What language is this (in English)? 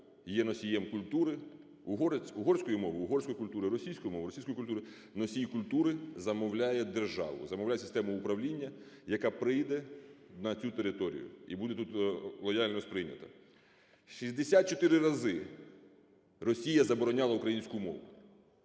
Ukrainian